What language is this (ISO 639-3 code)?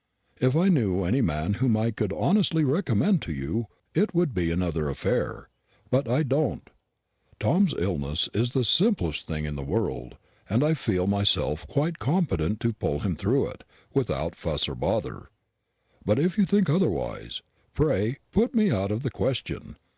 eng